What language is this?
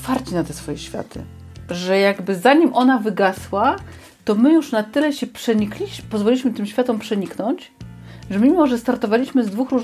Polish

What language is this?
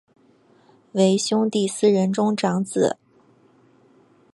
Chinese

